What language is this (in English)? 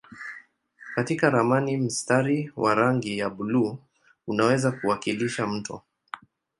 Swahili